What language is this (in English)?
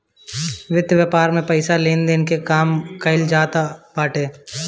Bhojpuri